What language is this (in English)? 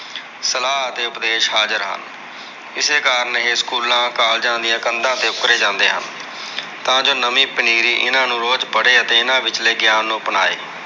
Punjabi